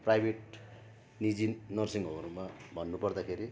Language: Nepali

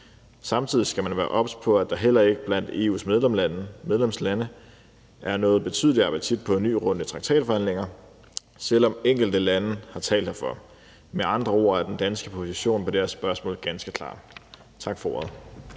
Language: Danish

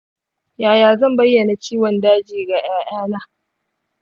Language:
Hausa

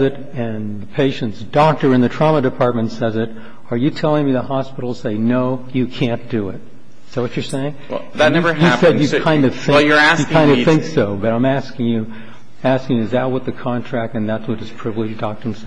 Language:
English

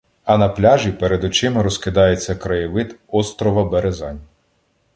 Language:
Ukrainian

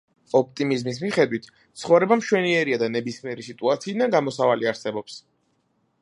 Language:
Georgian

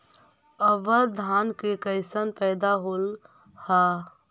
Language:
Magahi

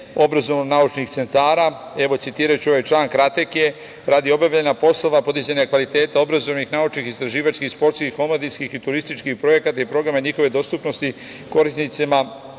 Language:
Serbian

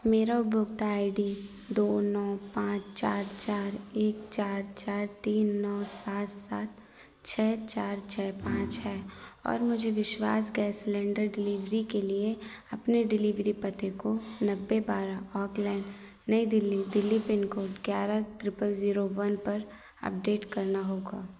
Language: Hindi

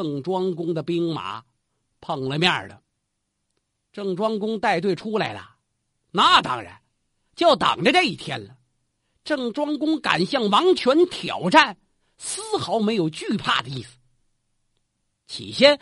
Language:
Chinese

